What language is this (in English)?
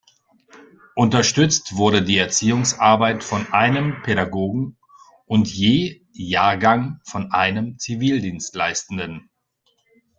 German